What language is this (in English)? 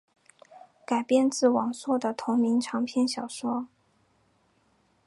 Chinese